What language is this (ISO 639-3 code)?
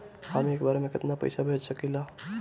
bho